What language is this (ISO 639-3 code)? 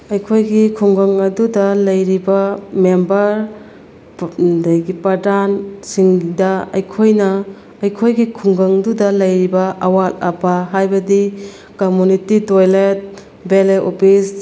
mni